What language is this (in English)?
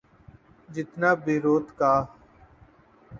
Urdu